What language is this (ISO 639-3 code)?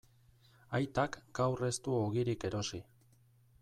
eus